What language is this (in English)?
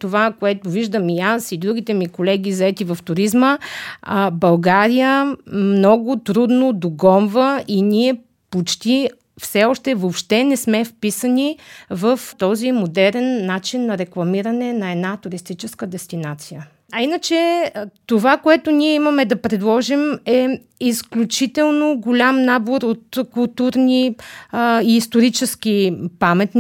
Bulgarian